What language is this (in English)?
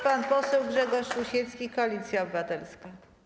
Polish